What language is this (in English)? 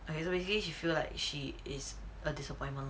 English